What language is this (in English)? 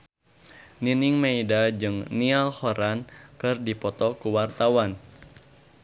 Sundanese